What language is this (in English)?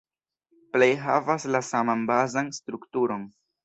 Esperanto